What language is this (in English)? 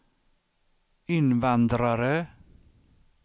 Swedish